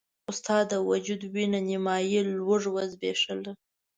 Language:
Pashto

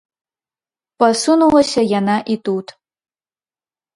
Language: Belarusian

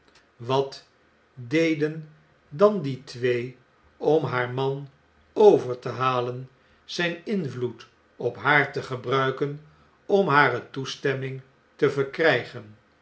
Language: Dutch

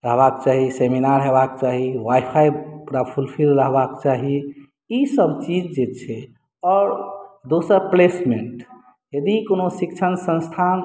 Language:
Maithili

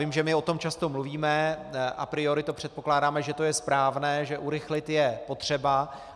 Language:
Czech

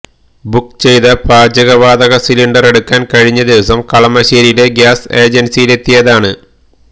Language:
Malayalam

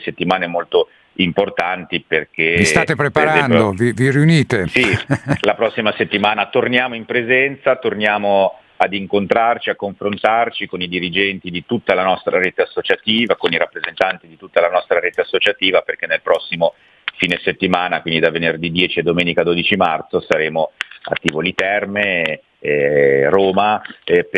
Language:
Italian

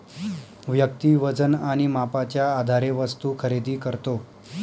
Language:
Marathi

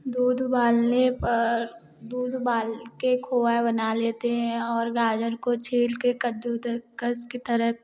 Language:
Hindi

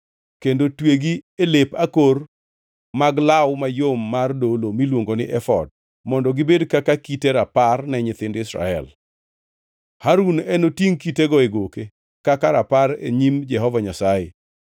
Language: Luo (Kenya and Tanzania)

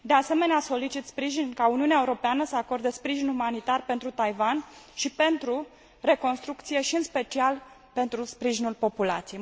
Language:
Romanian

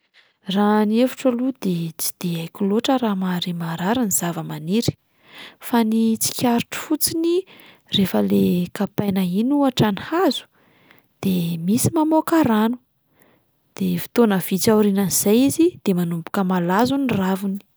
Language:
Malagasy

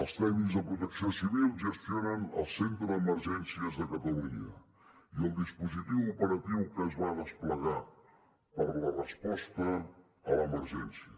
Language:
Catalan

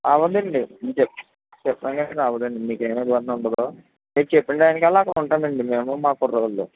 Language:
Telugu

